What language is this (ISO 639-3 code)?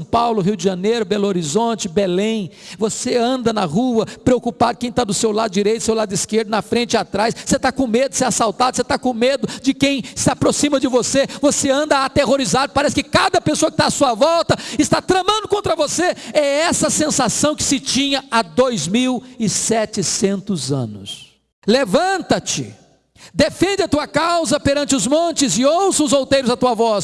por